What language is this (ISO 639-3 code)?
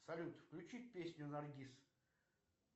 rus